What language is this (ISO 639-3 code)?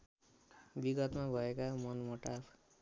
nep